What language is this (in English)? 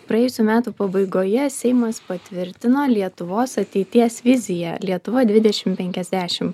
Lithuanian